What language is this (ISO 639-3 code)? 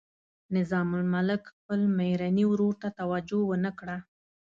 pus